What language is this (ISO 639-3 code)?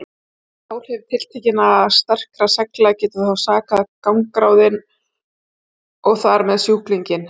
isl